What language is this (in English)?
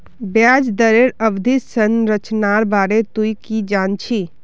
Magahi